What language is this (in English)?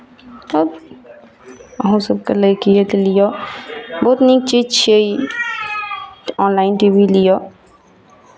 Maithili